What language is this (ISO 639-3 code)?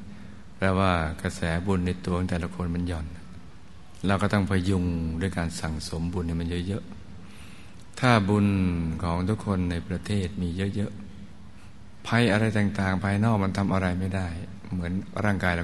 tha